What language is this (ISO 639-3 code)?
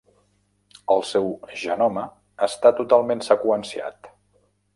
cat